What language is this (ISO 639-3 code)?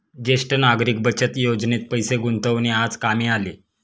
mar